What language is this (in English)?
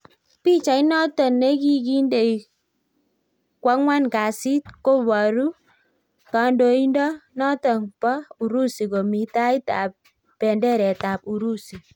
Kalenjin